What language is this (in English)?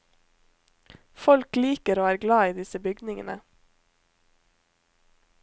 Norwegian